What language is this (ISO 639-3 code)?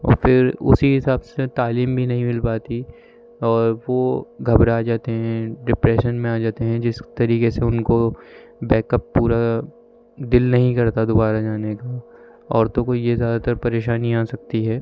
urd